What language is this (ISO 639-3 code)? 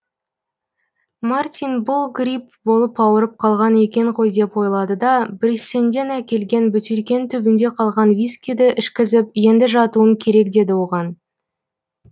kaz